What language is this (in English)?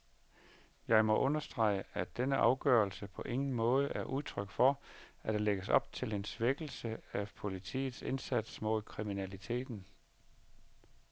Danish